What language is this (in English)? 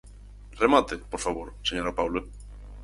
Galician